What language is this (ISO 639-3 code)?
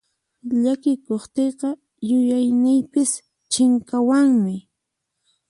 qxp